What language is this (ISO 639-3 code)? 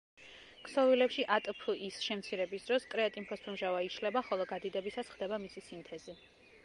kat